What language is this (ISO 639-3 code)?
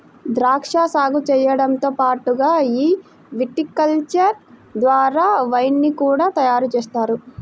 tel